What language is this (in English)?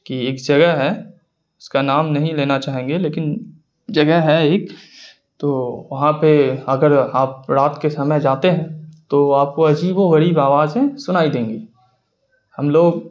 Urdu